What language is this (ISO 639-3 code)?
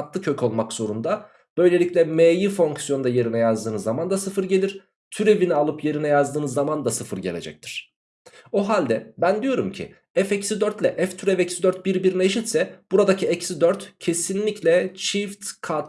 tur